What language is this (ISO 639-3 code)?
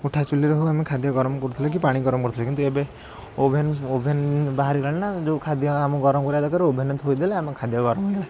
ori